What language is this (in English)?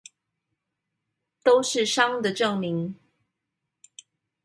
Chinese